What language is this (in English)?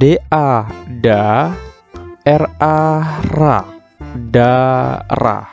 Indonesian